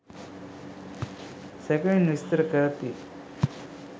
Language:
Sinhala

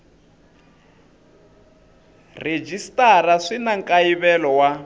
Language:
Tsonga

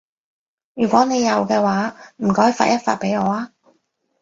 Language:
Cantonese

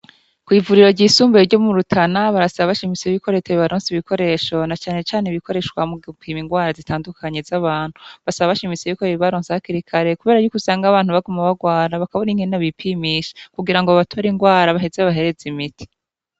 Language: Rundi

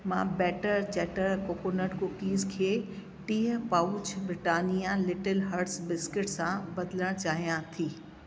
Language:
Sindhi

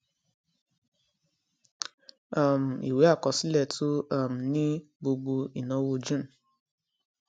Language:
Yoruba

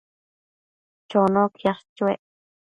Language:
Matsés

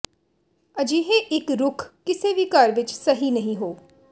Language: Punjabi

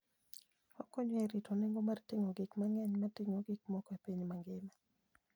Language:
Luo (Kenya and Tanzania)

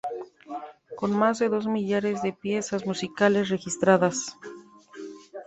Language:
Spanish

